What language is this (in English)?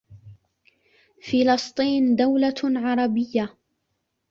Arabic